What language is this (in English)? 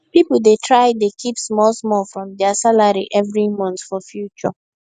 Nigerian Pidgin